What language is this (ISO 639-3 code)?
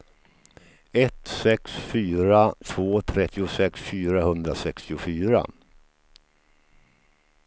swe